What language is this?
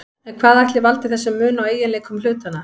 Icelandic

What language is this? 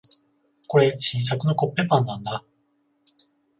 Japanese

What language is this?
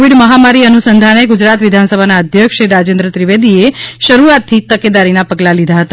Gujarati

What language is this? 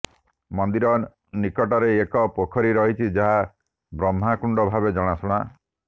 Odia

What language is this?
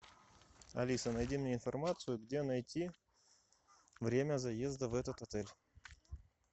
Russian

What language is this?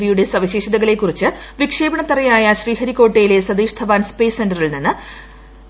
Malayalam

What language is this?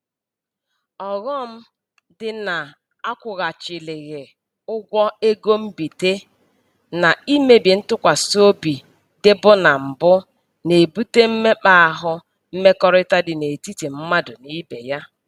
Igbo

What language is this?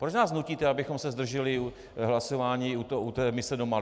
Czech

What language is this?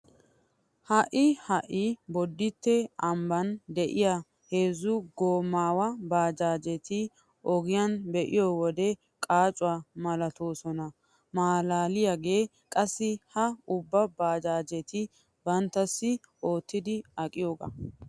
Wolaytta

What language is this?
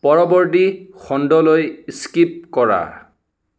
Assamese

